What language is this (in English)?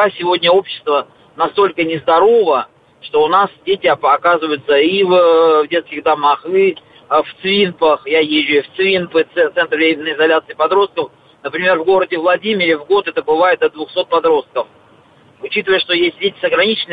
Russian